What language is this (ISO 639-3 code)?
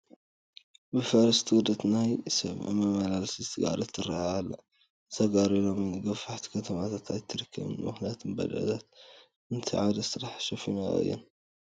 tir